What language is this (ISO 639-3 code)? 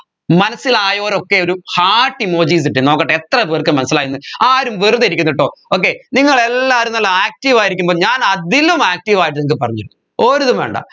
mal